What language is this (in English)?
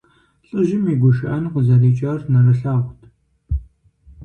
Kabardian